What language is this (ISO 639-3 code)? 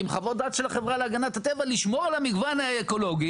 heb